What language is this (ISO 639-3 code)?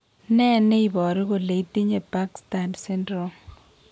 kln